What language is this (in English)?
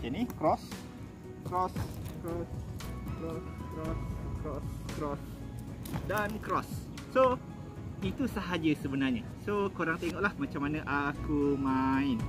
Malay